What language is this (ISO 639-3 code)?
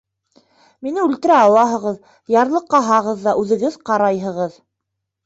bak